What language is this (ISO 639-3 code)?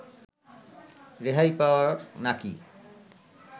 ben